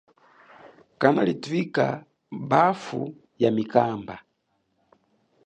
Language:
Chokwe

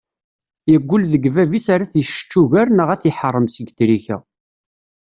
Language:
Kabyle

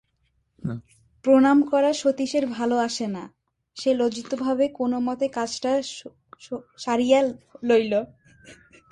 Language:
Bangla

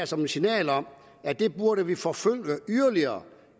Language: Danish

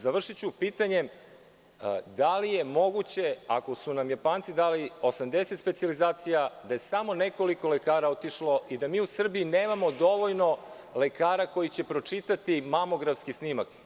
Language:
Serbian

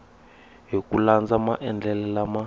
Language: Tsonga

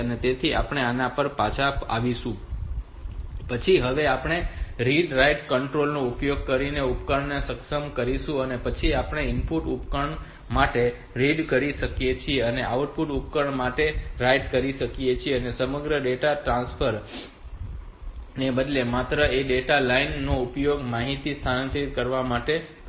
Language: Gujarati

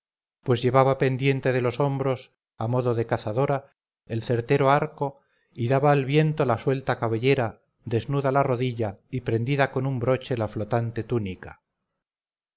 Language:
Spanish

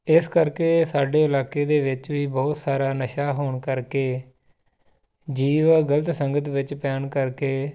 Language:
Punjabi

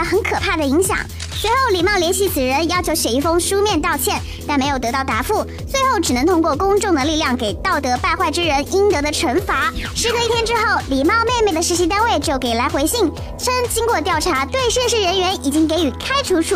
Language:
Chinese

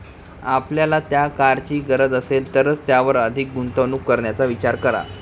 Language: Marathi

